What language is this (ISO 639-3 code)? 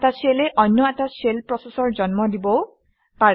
asm